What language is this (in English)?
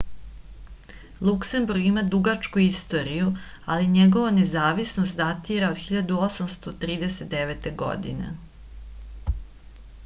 Serbian